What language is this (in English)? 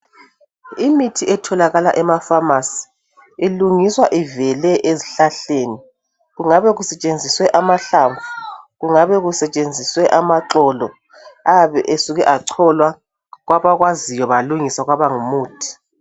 North Ndebele